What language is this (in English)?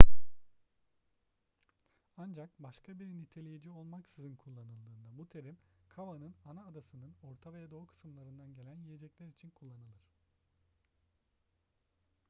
Turkish